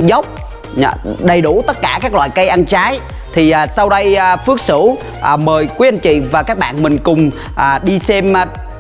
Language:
Vietnamese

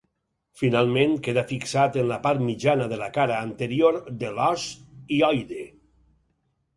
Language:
Catalan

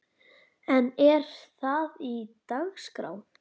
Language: Icelandic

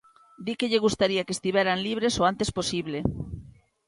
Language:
Galician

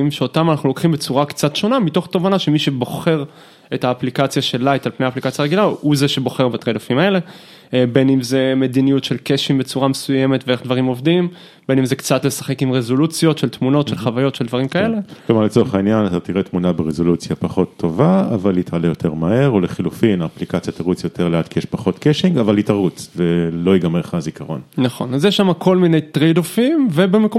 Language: Hebrew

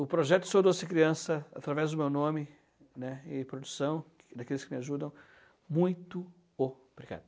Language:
Portuguese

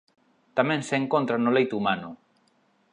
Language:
Galician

